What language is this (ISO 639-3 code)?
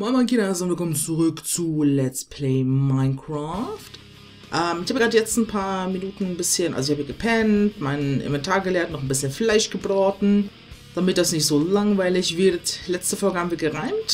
deu